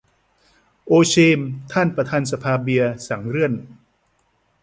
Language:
Thai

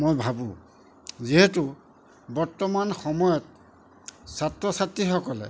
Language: Assamese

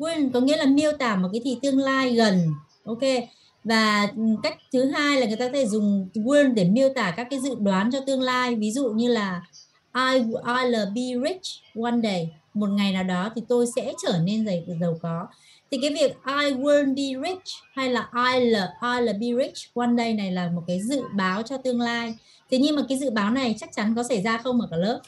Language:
Vietnamese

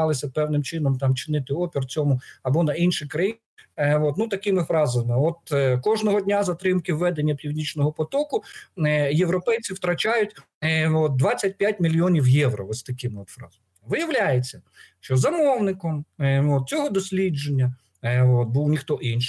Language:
Ukrainian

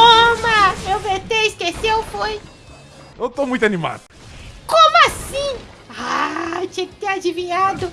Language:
Portuguese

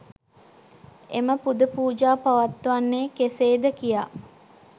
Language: Sinhala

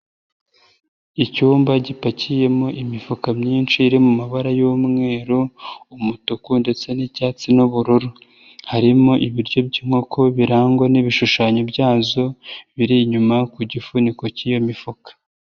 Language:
Kinyarwanda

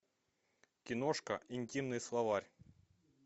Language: Russian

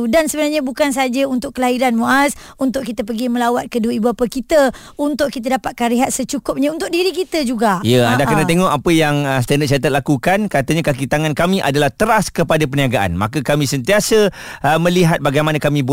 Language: Malay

